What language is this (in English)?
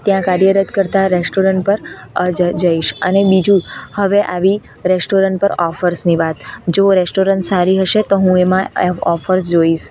Gujarati